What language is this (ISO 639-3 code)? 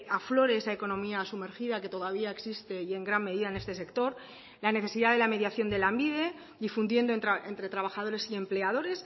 spa